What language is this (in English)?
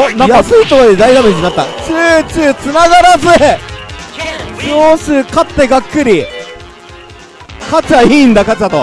Japanese